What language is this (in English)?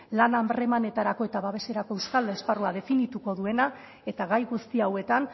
Basque